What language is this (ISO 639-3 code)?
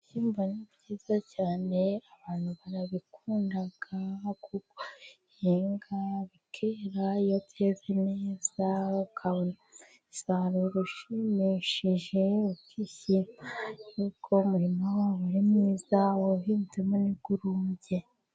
kin